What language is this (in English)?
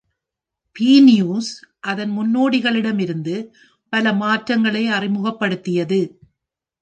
Tamil